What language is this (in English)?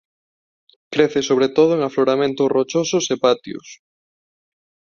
Galician